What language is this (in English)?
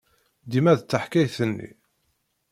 Kabyle